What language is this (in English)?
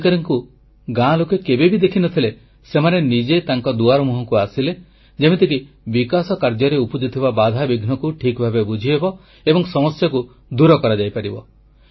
Odia